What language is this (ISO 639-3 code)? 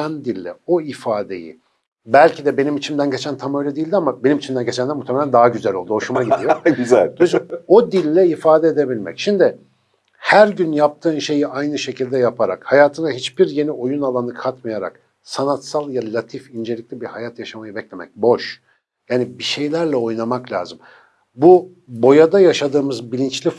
tur